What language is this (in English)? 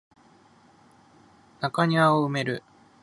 Japanese